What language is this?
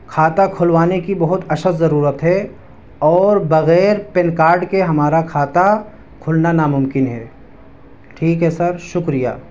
Urdu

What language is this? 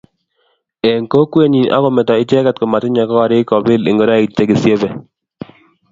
Kalenjin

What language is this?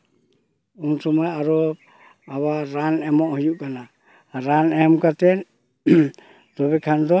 Santali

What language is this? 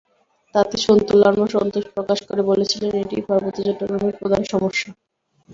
Bangla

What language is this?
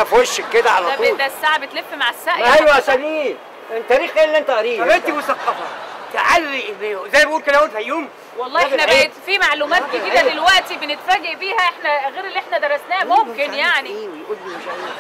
Arabic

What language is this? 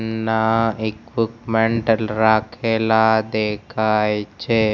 Gujarati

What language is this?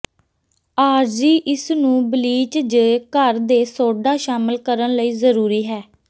Punjabi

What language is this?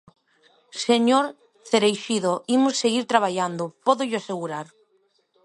Galician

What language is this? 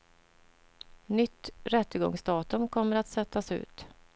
Swedish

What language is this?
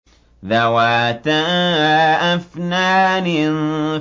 Arabic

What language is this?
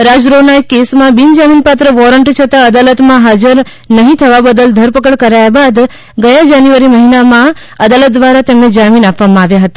Gujarati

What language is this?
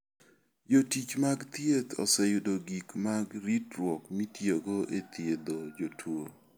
Luo (Kenya and Tanzania)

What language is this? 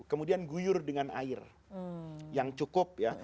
Indonesian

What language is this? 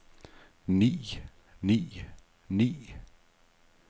Danish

